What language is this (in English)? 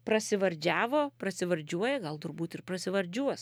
Lithuanian